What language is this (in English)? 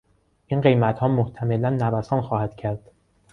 Persian